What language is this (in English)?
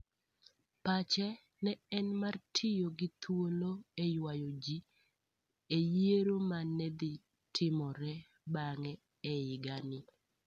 Luo (Kenya and Tanzania)